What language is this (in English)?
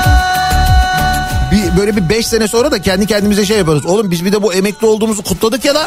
Turkish